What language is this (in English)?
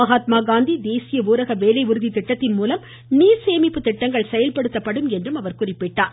Tamil